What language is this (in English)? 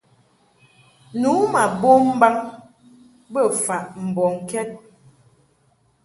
Mungaka